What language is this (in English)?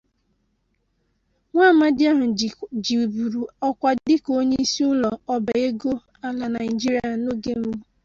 Igbo